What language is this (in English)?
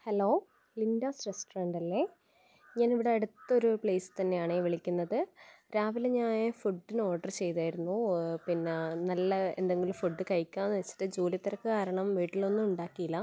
Malayalam